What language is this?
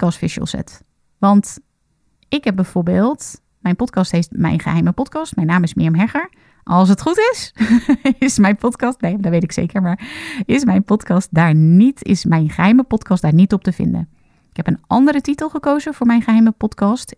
Dutch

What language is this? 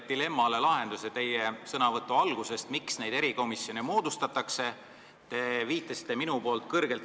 Estonian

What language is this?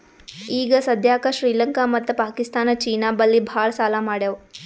Kannada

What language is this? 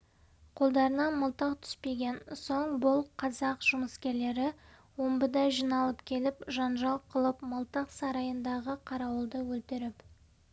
Kazakh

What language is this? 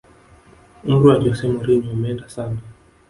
Swahili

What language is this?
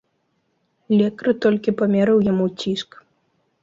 Belarusian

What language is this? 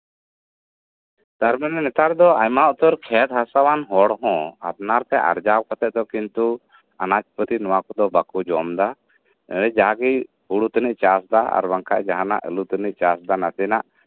Santali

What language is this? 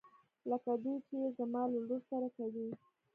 Pashto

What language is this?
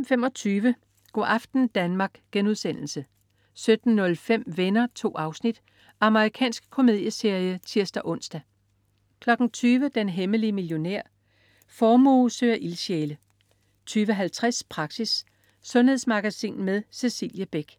Danish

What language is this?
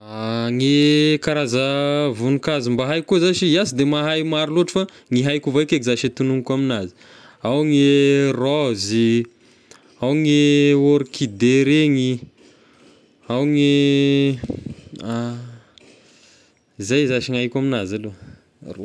Tesaka Malagasy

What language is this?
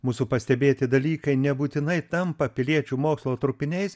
Lithuanian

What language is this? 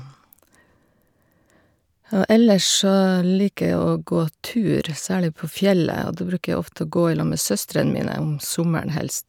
Norwegian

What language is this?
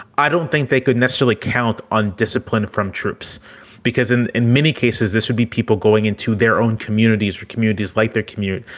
English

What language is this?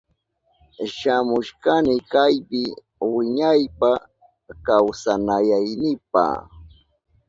Southern Pastaza Quechua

